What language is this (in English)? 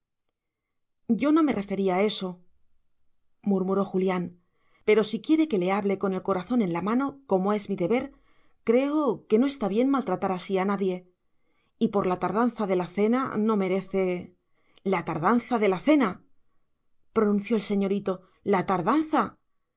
Spanish